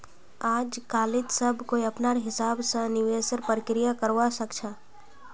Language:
Magahi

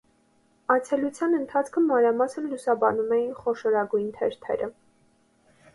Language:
Armenian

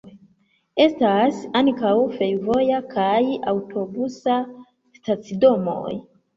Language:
Esperanto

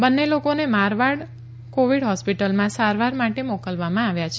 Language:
Gujarati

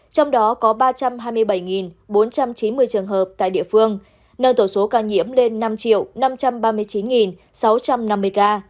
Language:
Vietnamese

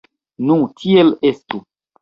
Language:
Esperanto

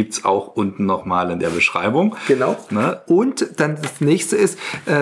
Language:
German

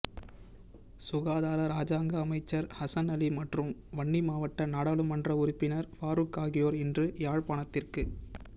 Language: Tamil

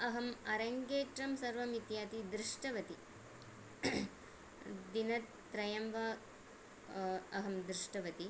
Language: Sanskrit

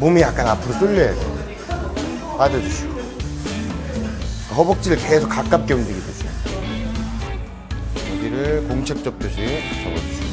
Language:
Korean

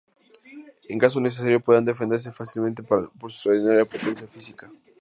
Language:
Spanish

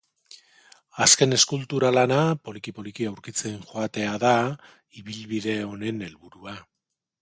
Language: Basque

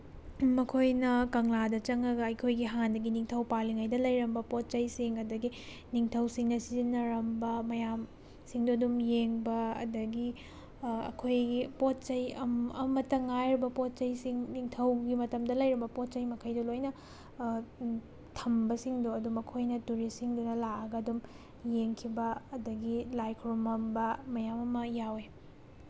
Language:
Manipuri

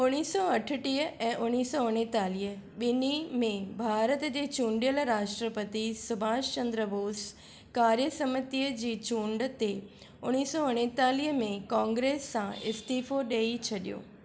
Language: Sindhi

